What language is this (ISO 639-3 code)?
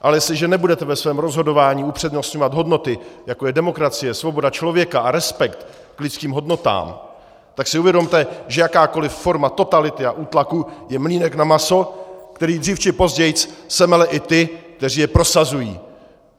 ces